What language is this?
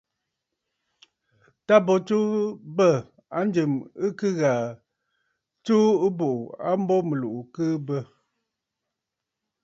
Bafut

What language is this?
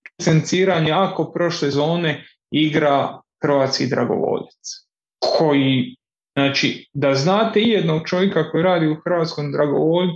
Croatian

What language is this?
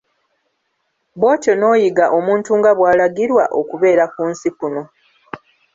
Ganda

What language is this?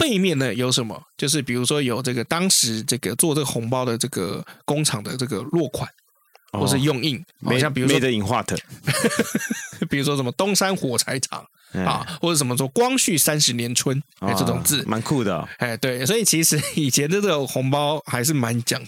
Chinese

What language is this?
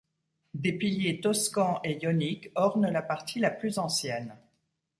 French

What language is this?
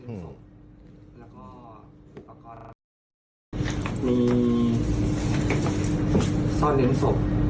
Thai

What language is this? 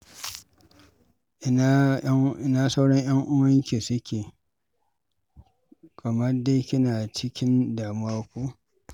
Hausa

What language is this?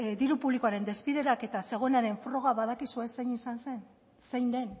Basque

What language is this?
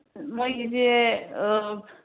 Manipuri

